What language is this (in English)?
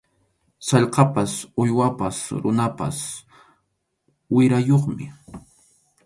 Arequipa-La Unión Quechua